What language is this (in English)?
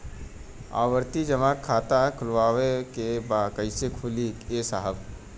Bhojpuri